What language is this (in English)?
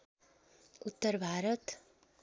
Nepali